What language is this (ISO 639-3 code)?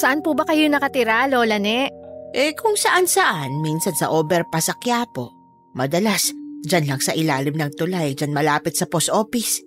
fil